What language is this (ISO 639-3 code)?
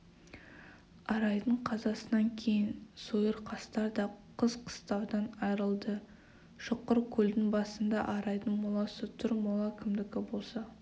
kaz